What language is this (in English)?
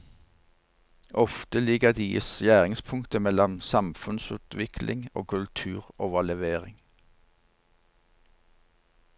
Norwegian